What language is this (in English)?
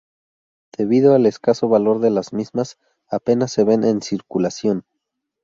Spanish